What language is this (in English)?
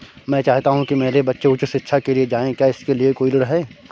Hindi